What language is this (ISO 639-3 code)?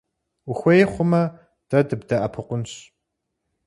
kbd